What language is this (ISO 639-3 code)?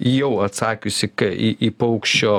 lit